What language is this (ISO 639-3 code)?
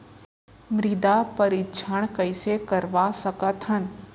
hne